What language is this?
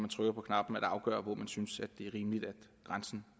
Danish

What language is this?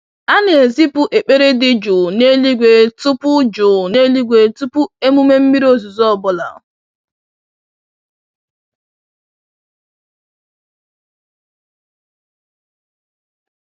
Igbo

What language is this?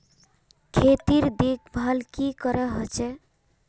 Magahi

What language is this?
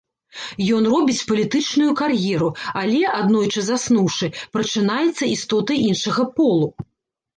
Belarusian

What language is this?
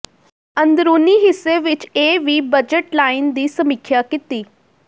Punjabi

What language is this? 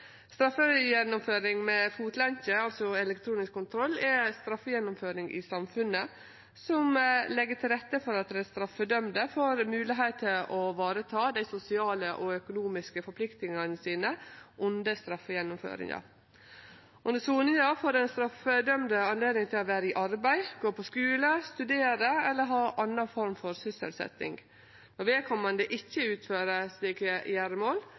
Norwegian Nynorsk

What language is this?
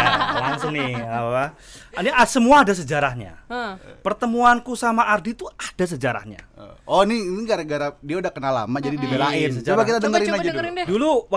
Indonesian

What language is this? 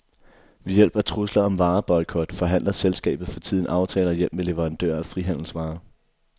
Danish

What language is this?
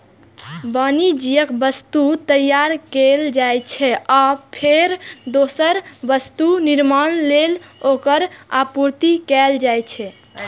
Maithili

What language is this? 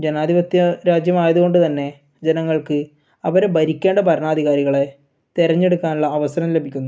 Malayalam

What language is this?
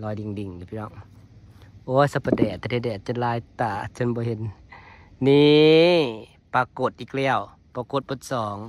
Thai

